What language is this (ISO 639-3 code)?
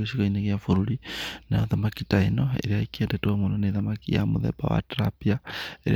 kik